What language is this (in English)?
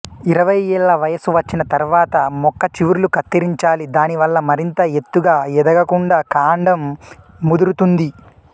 Telugu